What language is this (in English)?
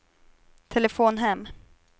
Swedish